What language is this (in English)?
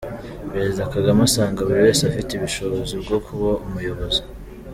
Kinyarwanda